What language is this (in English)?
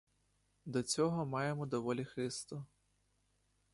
Ukrainian